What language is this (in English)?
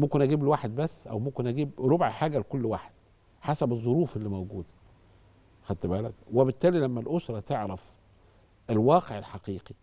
Arabic